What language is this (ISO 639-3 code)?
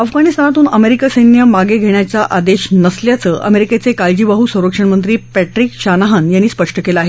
mar